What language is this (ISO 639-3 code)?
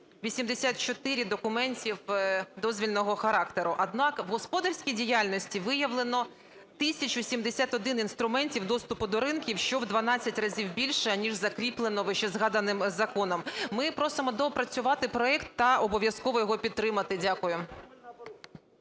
ukr